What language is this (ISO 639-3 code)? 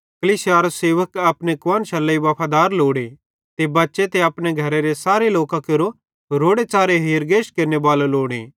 bhd